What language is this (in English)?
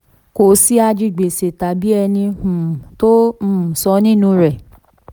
Yoruba